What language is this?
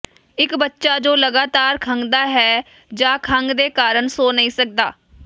Punjabi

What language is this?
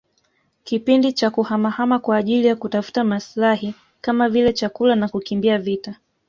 Swahili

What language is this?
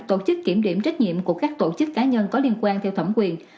Vietnamese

